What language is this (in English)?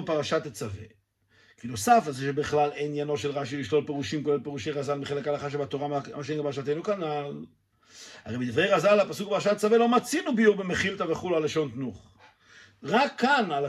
Hebrew